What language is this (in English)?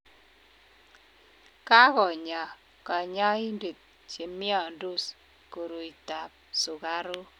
Kalenjin